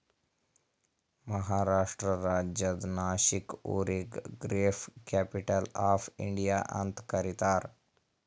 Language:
Kannada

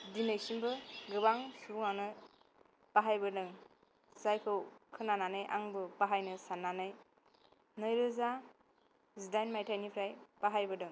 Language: Bodo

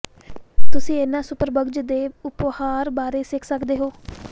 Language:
Punjabi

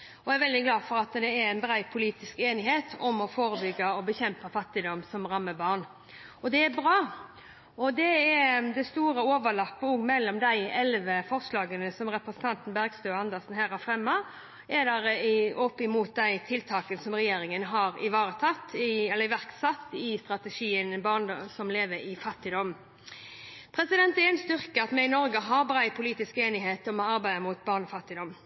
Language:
Norwegian Bokmål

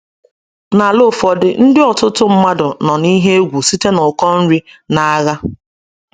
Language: Igbo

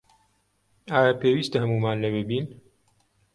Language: Central Kurdish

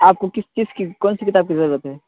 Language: Urdu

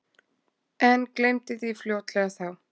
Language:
Icelandic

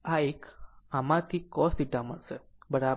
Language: Gujarati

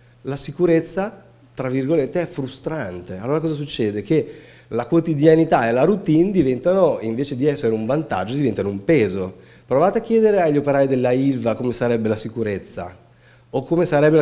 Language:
Italian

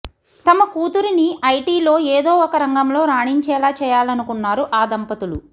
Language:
Telugu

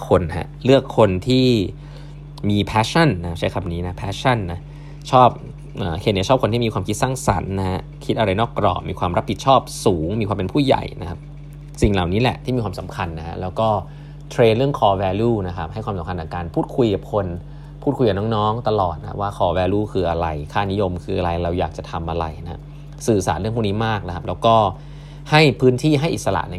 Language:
Thai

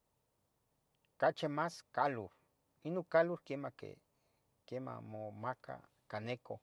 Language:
Tetelcingo Nahuatl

